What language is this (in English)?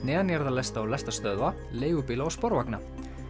Icelandic